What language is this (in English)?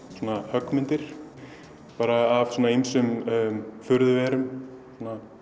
Icelandic